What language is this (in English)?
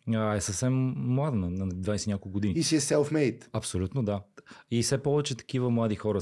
Bulgarian